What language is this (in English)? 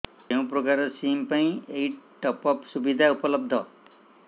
Odia